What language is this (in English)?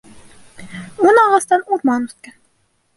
Bashkir